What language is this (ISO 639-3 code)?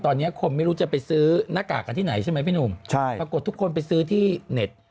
tha